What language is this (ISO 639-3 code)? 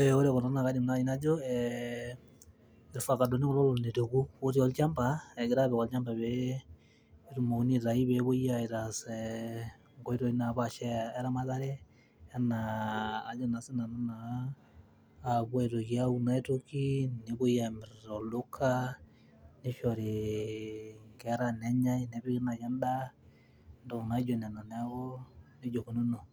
mas